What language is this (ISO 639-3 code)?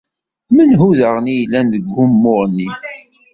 kab